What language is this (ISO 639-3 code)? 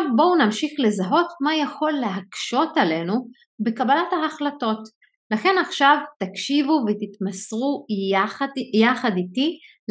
heb